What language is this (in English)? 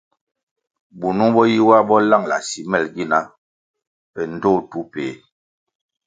Kwasio